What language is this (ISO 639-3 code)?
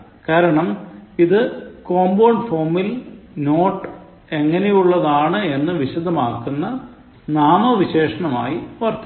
mal